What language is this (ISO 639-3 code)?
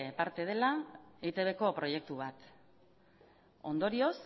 eus